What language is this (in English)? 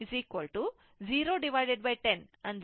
Kannada